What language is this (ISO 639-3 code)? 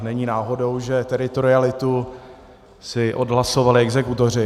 ces